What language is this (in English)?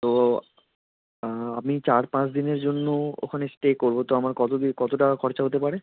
Bangla